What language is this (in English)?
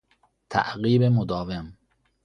Persian